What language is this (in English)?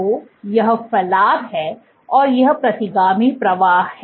Hindi